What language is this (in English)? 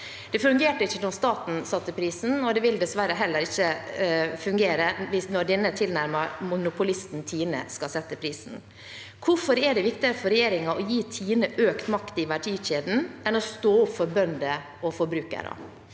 Norwegian